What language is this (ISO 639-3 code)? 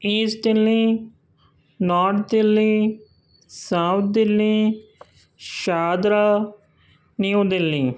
urd